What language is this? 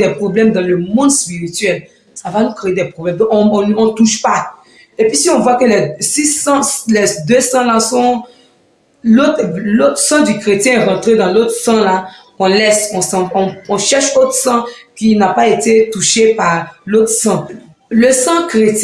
French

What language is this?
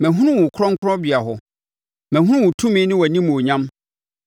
Akan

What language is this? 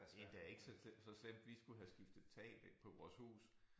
Danish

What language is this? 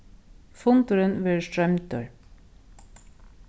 Faroese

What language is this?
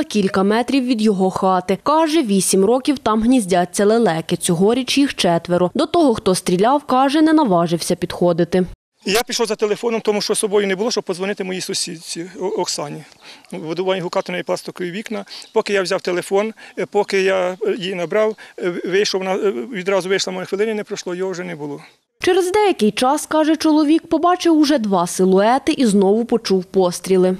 Ukrainian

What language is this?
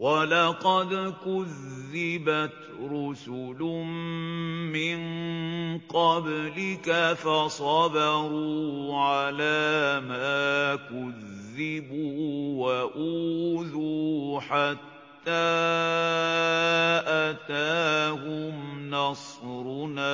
Arabic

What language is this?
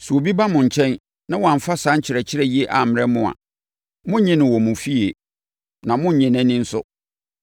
Akan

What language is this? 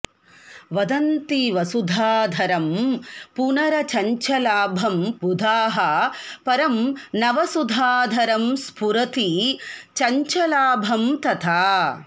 Sanskrit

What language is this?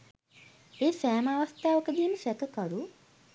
Sinhala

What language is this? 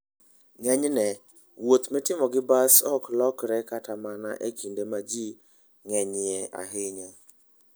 Luo (Kenya and Tanzania)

